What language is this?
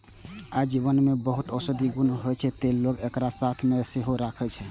Maithili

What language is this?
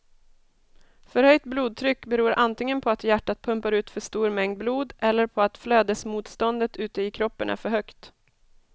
Swedish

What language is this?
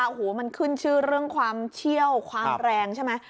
Thai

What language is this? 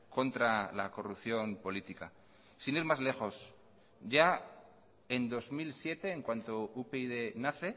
Spanish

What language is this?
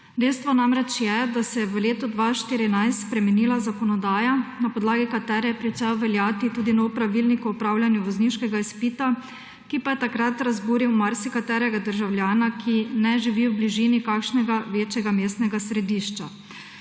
Slovenian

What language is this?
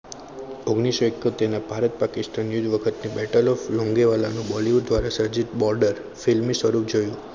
Gujarati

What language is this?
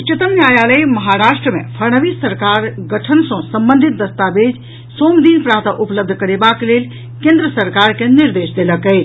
Maithili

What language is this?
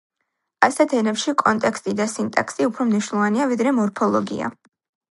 Georgian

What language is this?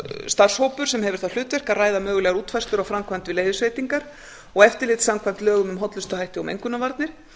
Icelandic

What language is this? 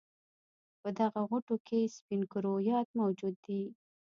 Pashto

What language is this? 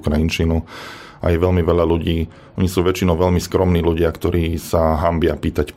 Slovak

